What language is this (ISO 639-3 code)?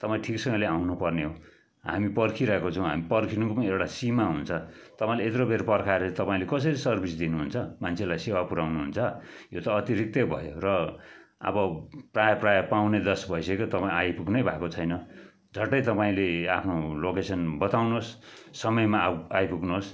nep